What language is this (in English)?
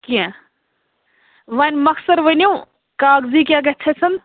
Kashmiri